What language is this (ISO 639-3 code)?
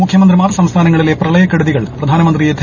mal